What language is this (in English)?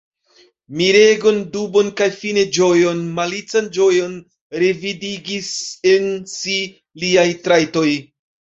Esperanto